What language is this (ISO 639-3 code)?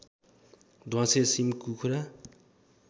nep